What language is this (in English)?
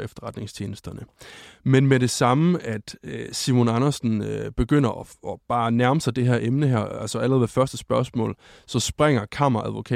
Danish